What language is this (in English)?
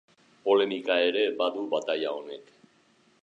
Basque